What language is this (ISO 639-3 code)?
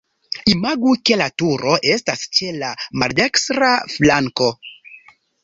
epo